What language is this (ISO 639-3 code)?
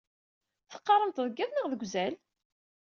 kab